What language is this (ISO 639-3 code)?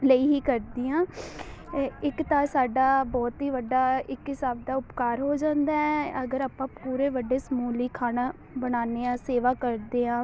pan